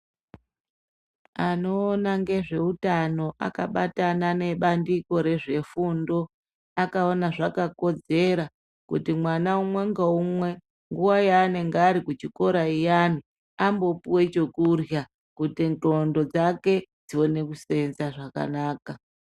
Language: Ndau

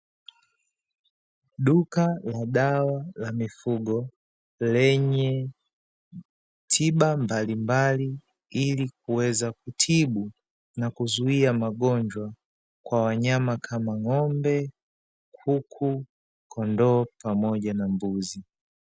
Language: Swahili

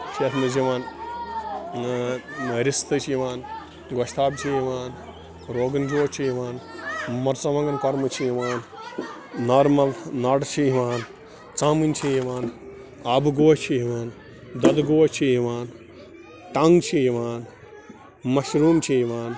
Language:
Kashmiri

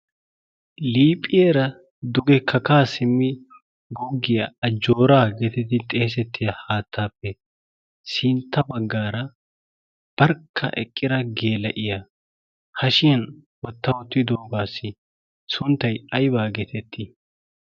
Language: Wolaytta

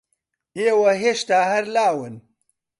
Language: Central Kurdish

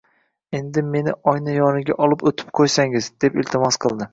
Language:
Uzbek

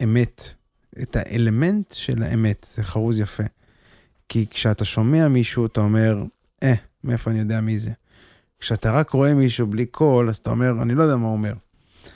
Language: Hebrew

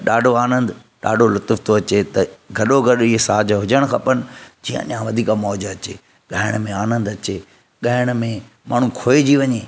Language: Sindhi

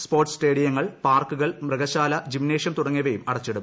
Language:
Malayalam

